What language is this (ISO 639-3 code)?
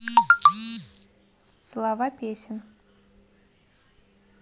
rus